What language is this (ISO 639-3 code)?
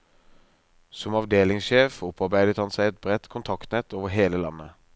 nor